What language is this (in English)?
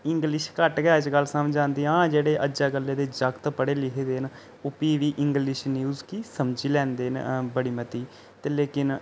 Dogri